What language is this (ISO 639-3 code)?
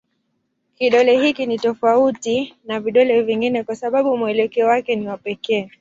swa